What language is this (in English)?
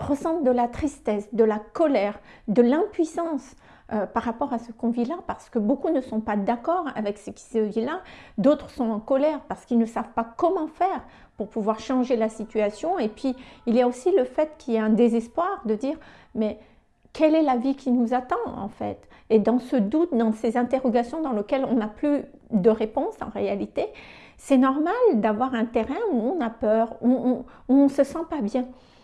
French